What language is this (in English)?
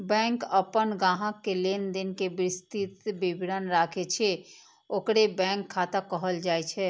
Maithili